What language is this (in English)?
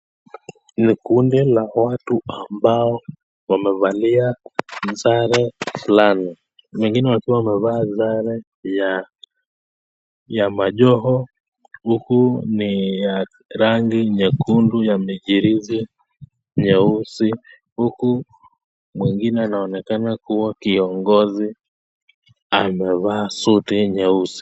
Swahili